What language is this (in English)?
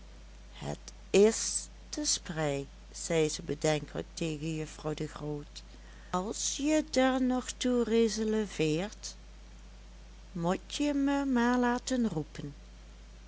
Dutch